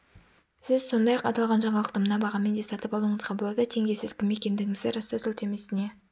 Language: Kazakh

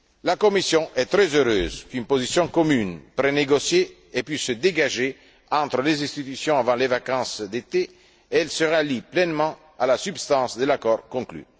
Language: French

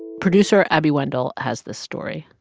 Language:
English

